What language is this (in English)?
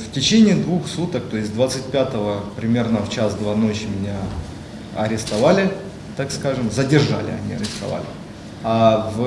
Russian